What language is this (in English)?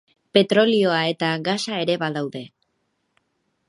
Basque